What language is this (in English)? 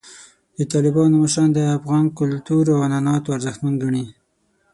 Pashto